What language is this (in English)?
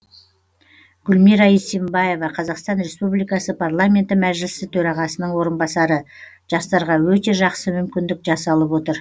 Kazakh